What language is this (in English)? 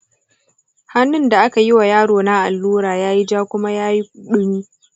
Hausa